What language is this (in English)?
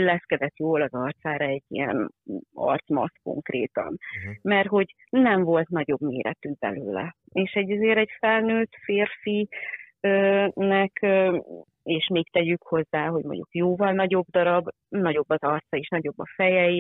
Hungarian